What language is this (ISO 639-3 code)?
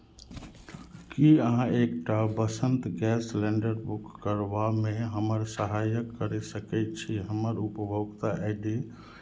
mai